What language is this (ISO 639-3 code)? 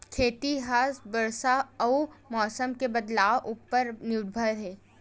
hne